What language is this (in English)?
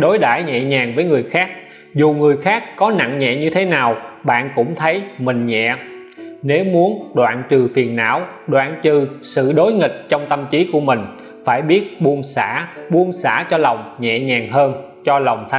Vietnamese